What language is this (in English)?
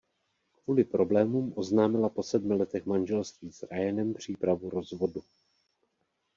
Czech